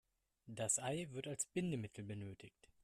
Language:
German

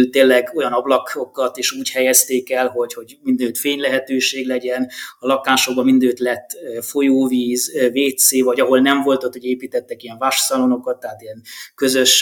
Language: Hungarian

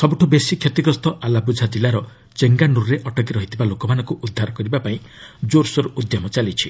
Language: Odia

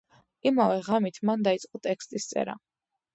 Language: Georgian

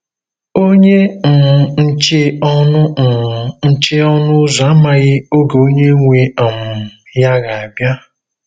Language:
Igbo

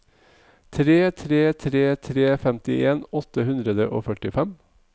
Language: Norwegian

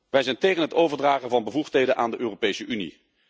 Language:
Dutch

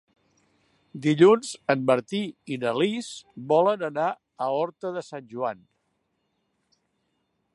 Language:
Catalan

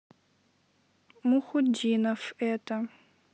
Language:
Russian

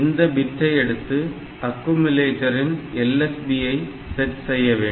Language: Tamil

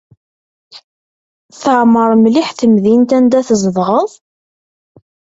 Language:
Kabyle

